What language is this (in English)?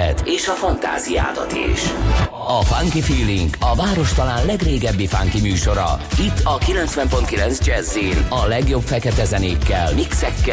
Hungarian